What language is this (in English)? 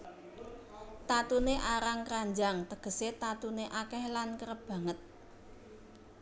Javanese